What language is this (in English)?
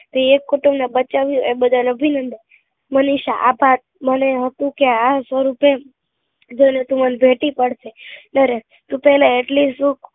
Gujarati